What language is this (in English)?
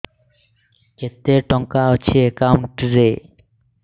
Odia